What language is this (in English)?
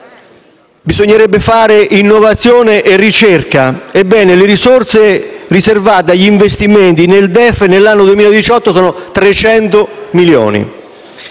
Italian